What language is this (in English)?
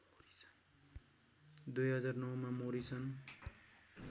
Nepali